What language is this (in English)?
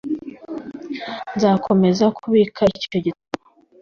Kinyarwanda